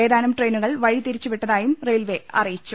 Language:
Malayalam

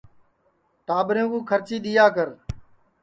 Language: Sansi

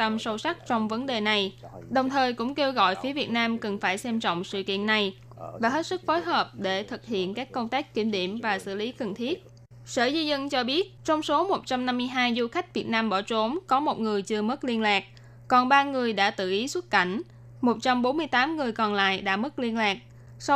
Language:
Vietnamese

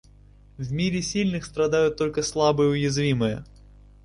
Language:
Russian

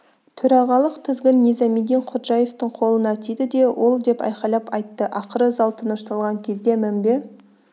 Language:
Kazakh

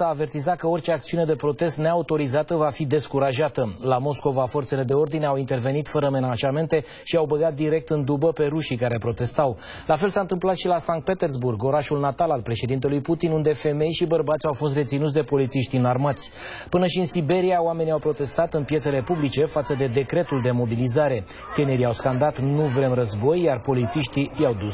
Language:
Romanian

